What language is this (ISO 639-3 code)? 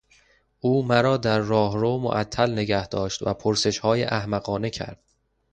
fas